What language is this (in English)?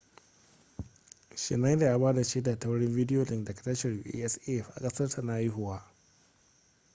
Hausa